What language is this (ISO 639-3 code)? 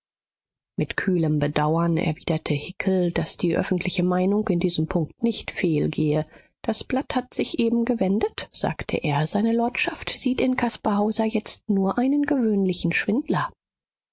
deu